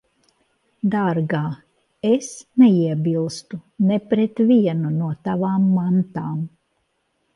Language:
Latvian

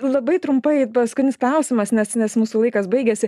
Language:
Lithuanian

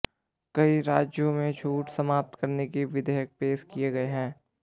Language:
Hindi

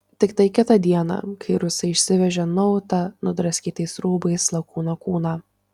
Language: Lithuanian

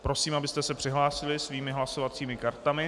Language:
Czech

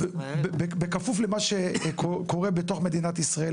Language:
Hebrew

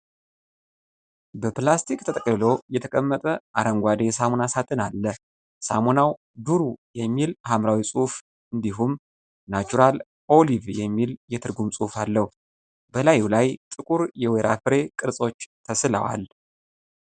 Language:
Amharic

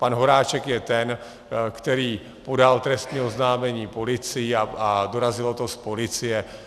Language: Czech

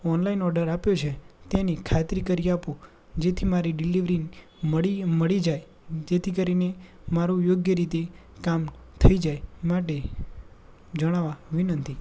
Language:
Gujarati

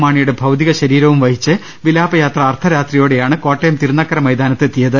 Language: Malayalam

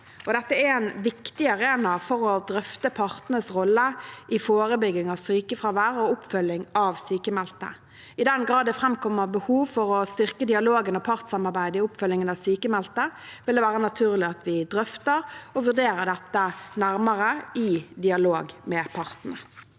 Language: Norwegian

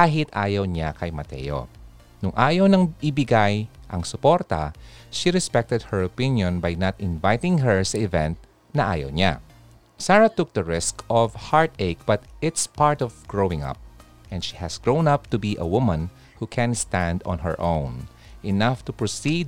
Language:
Filipino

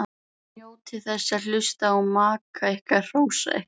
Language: Icelandic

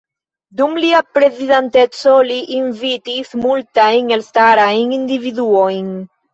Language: Esperanto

